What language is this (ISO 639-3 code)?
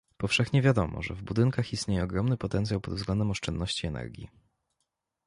pol